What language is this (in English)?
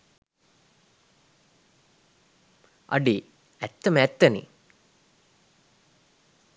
Sinhala